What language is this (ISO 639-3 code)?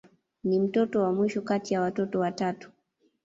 swa